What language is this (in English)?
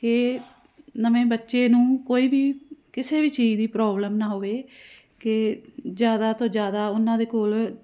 Punjabi